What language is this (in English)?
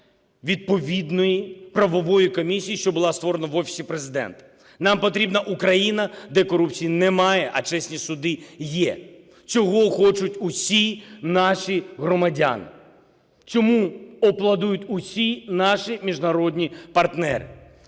Ukrainian